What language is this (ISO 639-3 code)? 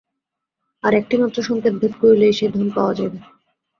ben